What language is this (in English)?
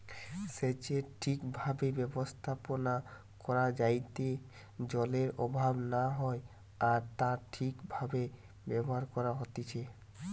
Bangla